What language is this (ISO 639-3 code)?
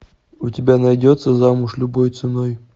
rus